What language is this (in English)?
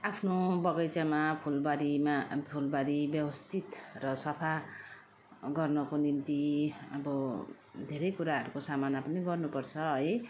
Nepali